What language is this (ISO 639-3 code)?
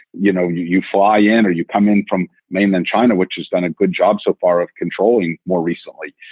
eng